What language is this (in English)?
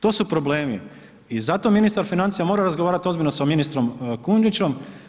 Croatian